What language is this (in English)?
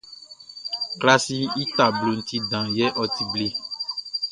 Baoulé